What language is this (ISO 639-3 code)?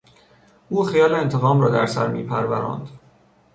fas